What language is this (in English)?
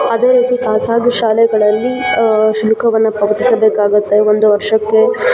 Kannada